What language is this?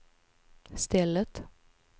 Swedish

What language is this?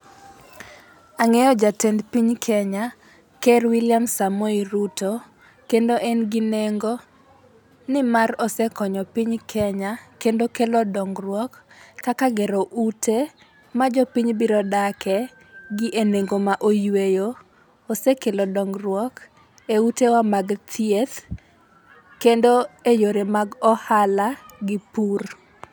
Luo (Kenya and Tanzania)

